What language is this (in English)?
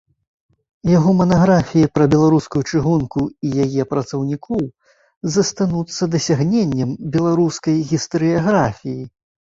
Belarusian